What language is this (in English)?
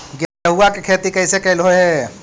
Magahi